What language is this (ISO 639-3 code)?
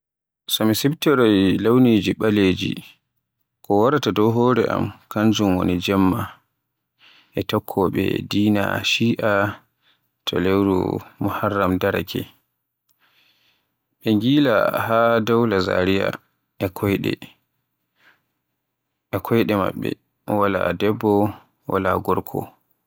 fue